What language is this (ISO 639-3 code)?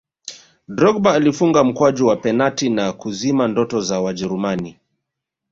swa